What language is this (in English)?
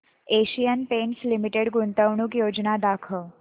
Marathi